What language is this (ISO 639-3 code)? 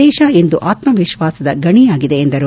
kan